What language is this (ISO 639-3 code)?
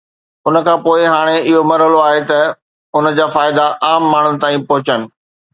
snd